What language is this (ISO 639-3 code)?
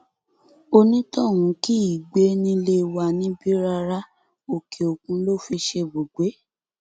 yor